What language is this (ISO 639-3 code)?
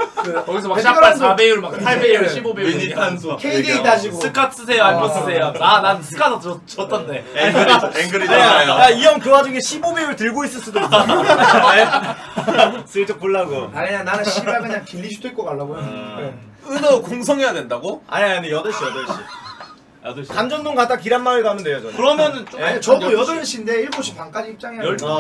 kor